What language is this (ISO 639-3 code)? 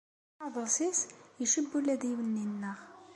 kab